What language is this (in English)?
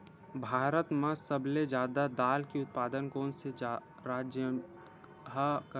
Chhattisgarhi